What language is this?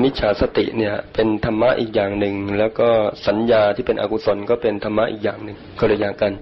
Thai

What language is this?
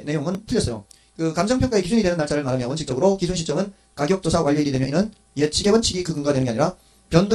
Korean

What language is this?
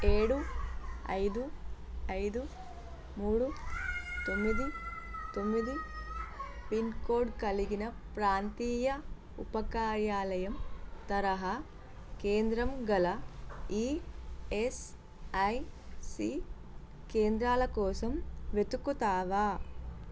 Telugu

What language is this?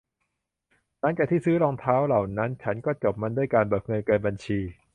Thai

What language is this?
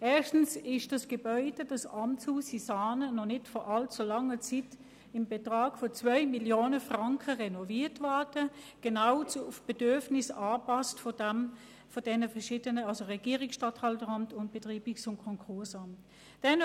Swiss German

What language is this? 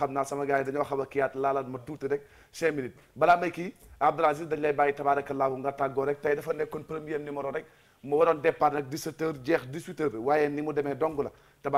Arabic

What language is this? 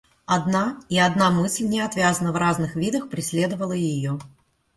Russian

